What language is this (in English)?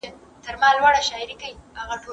Pashto